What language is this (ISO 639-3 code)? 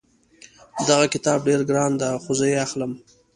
pus